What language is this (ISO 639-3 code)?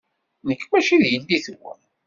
kab